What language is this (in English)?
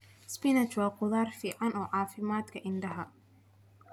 Somali